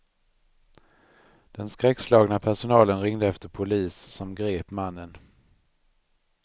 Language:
Swedish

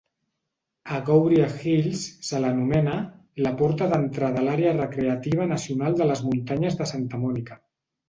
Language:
Catalan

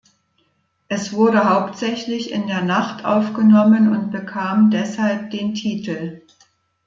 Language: German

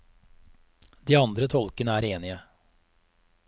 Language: Norwegian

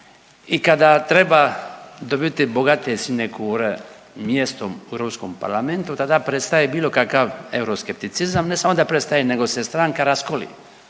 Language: Croatian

